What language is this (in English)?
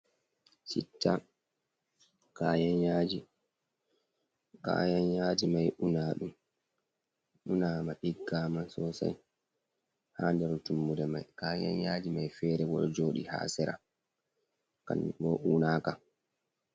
Fula